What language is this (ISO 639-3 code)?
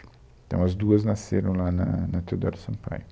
por